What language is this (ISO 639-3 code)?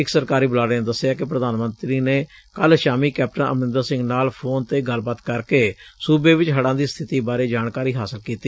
pan